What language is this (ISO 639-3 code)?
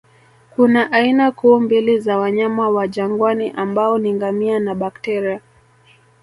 swa